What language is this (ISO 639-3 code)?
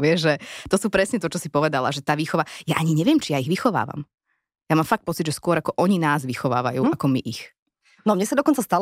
slk